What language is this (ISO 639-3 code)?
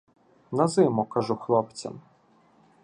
ukr